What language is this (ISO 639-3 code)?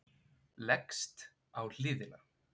isl